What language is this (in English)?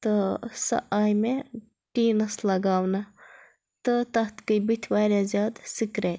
Kashmiri